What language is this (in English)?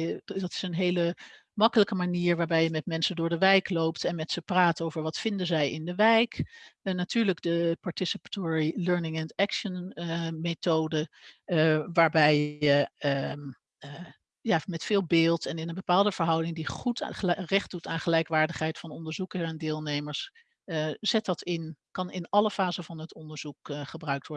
Dutch